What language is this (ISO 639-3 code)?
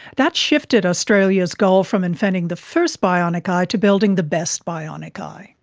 eng